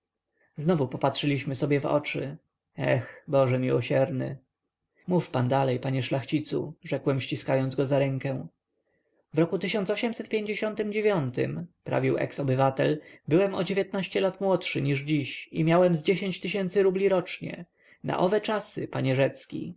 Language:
Polish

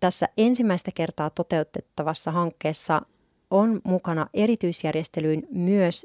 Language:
Finnish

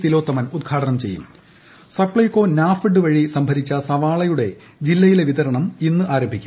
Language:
Malayalam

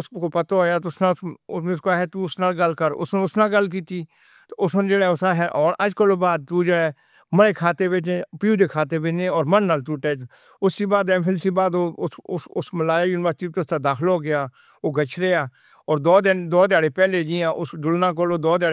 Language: Northern Hindko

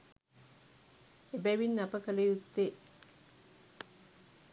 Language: Sinhala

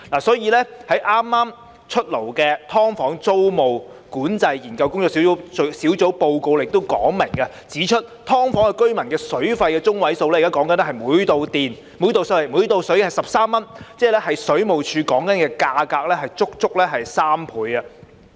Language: Cantonese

